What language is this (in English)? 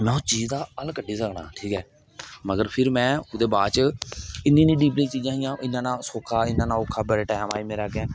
Dogri